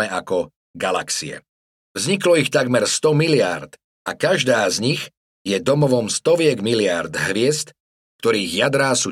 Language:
Slovak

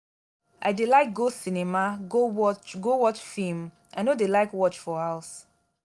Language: Nigerian Pidgin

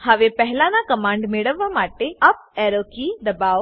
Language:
Gujarati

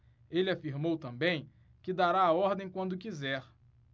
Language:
Portuguese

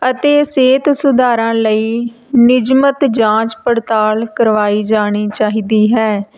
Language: Punjabi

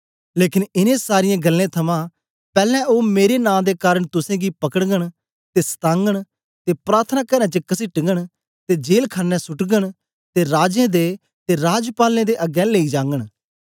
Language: Dogri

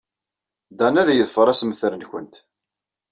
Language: Kabyle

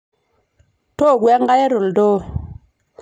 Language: Masai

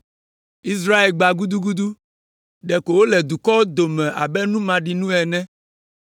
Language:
Ewe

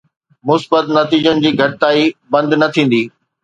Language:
Sindhi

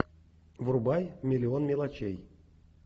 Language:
Russian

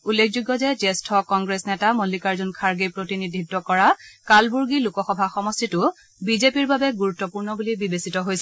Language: Assamese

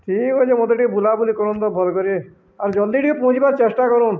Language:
Odia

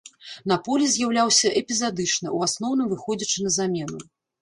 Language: Belarusian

